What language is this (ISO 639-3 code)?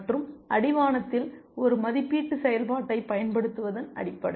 tam